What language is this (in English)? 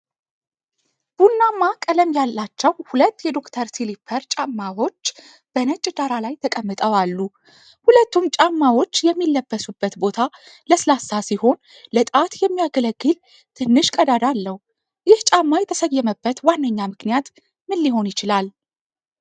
Amharic